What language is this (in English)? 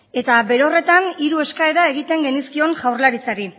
Basque